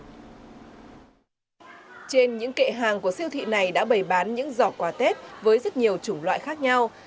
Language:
Vietnamese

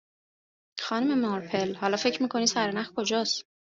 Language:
Persian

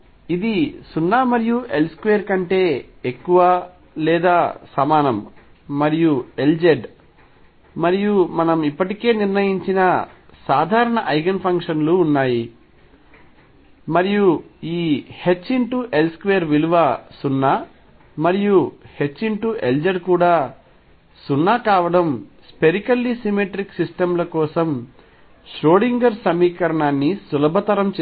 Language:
Telugu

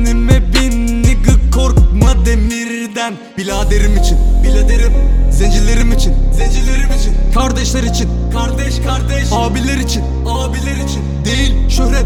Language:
Turkish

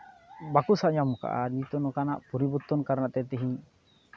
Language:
Santali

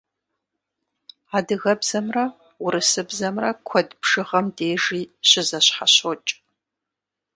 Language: Kabardian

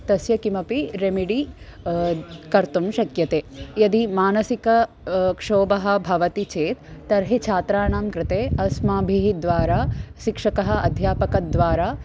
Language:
Sanskrit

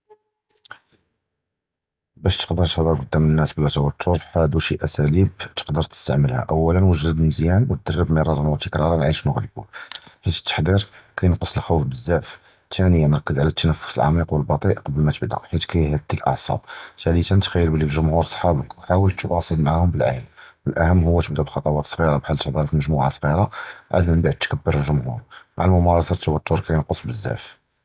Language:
Judeo-Arabic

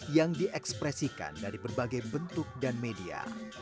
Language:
Indonesian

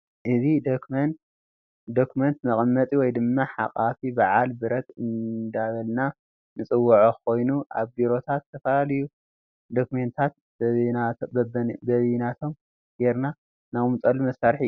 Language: Tigrinya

